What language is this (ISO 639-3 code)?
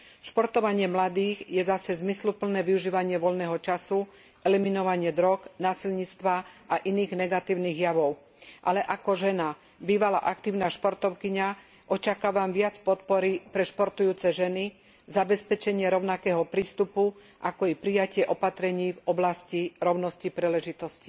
slk